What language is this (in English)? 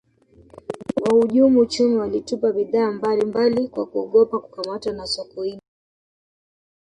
Swahili